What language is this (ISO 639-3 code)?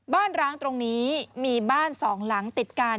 tha